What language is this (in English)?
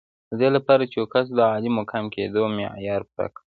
Pashto